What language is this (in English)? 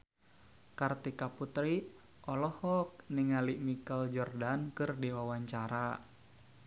Sundanese